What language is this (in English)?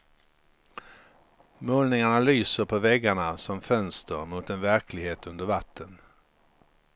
Swedish